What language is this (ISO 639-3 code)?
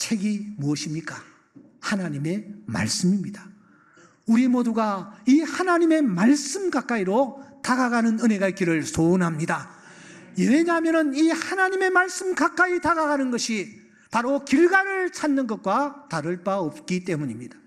kor